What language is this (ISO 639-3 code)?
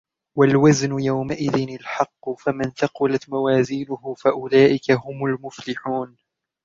ara